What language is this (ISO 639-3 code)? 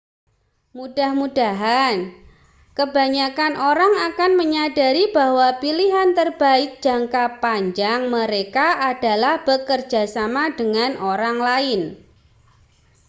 ind